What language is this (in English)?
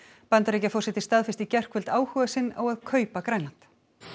Icelandic